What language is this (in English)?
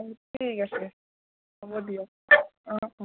Assamese